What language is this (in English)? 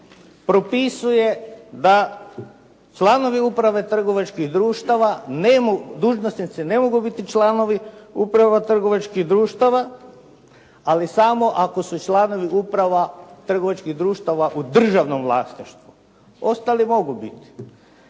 Croatian